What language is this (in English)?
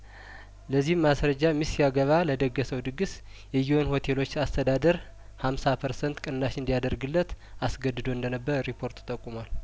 Amharic